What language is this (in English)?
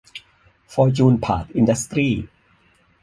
Thai